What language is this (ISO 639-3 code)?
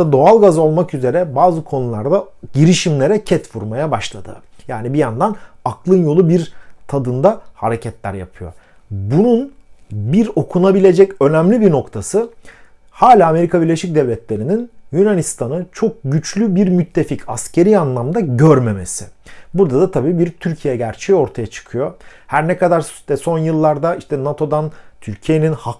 tur